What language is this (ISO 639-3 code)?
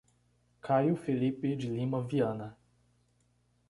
por